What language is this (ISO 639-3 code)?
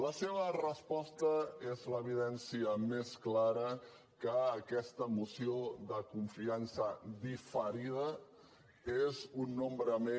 cat